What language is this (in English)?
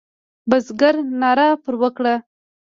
Pashto